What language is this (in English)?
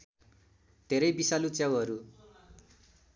Nepali